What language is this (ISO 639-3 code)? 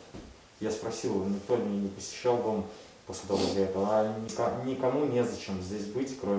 rus